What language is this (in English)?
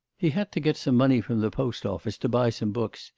English